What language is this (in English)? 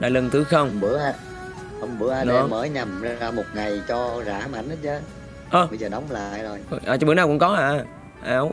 Vietnamese